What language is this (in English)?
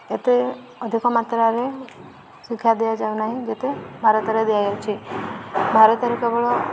Odia